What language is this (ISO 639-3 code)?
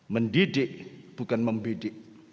ind